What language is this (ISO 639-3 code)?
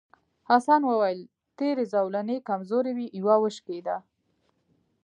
pus